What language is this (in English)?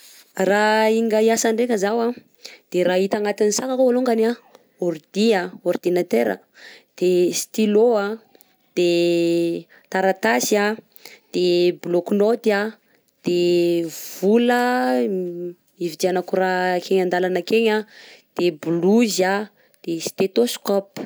Southern Betsimisaraka Malagasy